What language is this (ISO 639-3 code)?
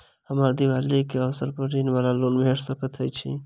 mai